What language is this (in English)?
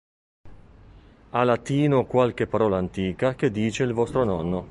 Italian